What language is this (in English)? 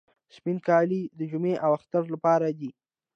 Pashto